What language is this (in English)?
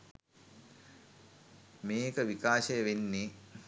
Sinhala